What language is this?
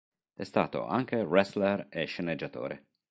Italian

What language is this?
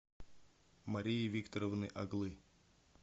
Russian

